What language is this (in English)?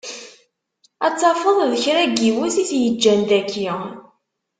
Kabyle